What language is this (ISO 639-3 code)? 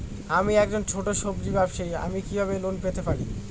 ben